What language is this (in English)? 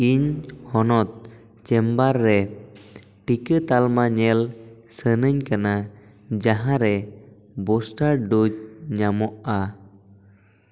Santali